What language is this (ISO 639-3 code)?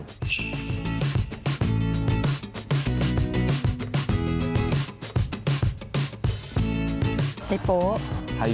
tha